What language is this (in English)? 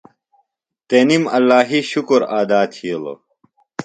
Phalura